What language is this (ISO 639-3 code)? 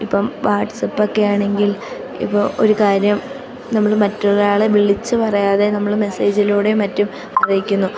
mal